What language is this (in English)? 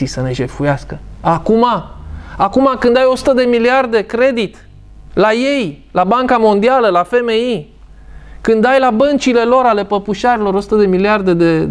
Romanian